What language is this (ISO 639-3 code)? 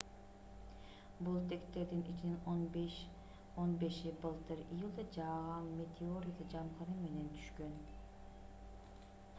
kir